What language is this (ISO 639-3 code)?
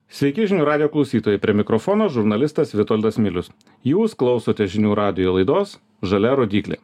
lit